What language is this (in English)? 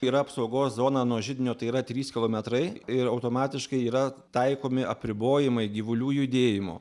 Lithuanian